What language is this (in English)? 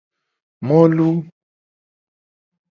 Gen